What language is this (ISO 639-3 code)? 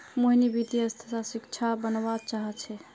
mag